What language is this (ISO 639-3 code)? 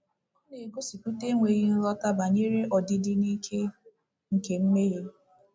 ibo